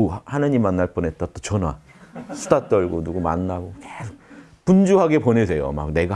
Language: Korean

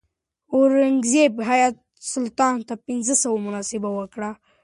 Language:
Pashto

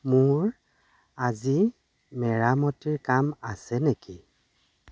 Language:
Assamese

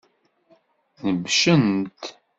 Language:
Kabyle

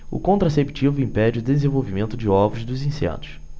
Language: Portuguese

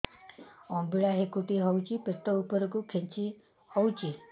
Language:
Odia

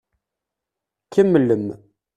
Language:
Kabyle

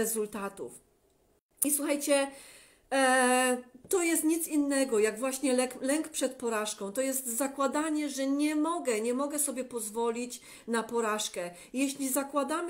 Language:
Polish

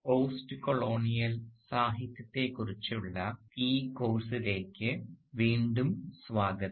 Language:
Malayalam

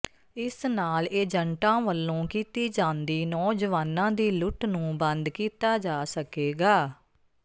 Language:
Punjabi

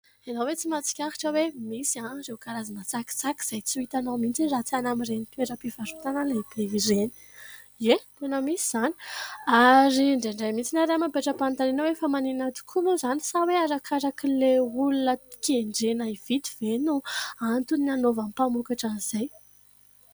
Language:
Malagasy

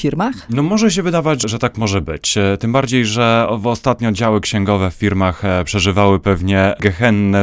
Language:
Polish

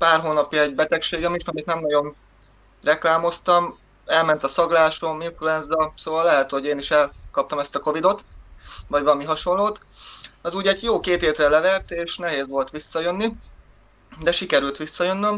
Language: Hungarian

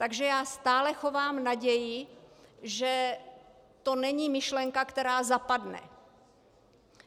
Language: Czech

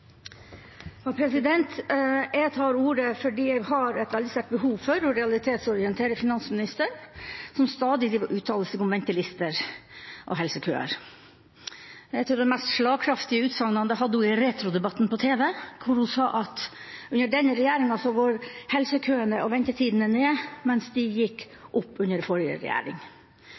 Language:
Norwegian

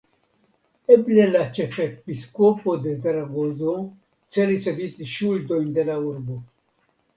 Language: Esperanto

